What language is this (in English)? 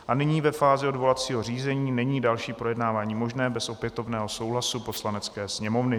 Czech